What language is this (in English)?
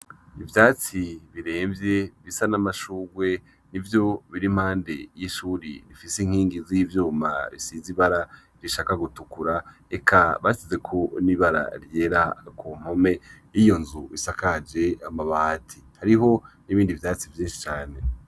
Rundi